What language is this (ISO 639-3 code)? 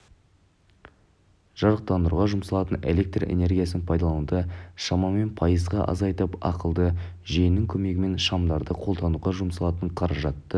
kaz